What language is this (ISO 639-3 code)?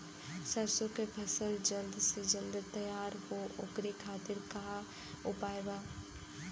bho